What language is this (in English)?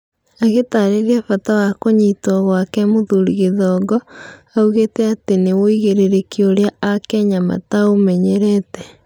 Kikuyu